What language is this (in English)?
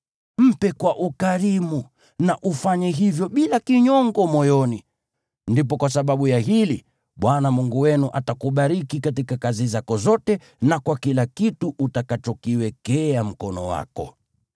Swahili